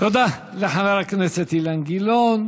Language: Hebrew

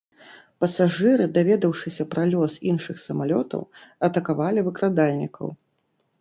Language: Belarusian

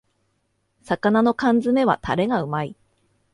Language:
Japanese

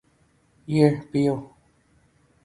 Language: Urdu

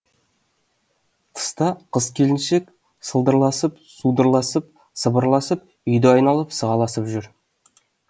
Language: Kazakh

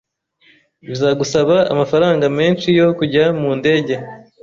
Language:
Kinyarwanda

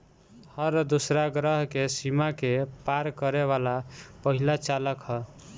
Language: Bhojpuri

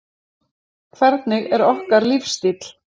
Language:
Icelandic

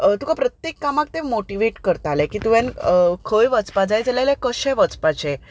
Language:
Konkani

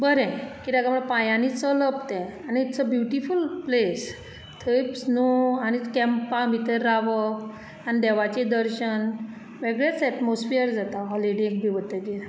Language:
Konkani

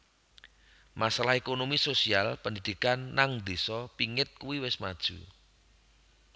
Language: Javanese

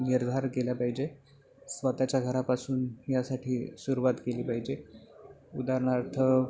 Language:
Marathi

